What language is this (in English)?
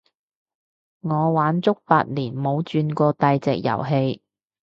Cantonese